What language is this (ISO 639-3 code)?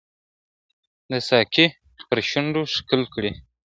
pus